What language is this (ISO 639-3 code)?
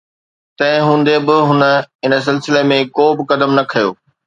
snd